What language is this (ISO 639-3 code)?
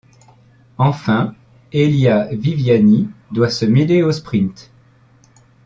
fra